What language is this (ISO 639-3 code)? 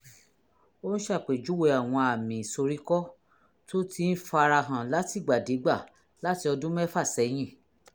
yor